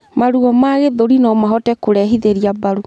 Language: Kikuyu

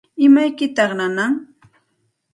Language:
Santa Ana de Tusi Pasco Quechua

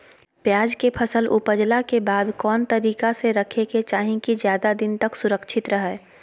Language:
Magahi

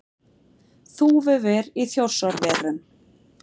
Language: Icelandic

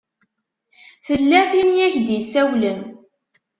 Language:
Kabyle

